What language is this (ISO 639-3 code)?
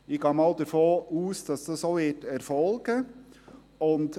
gsw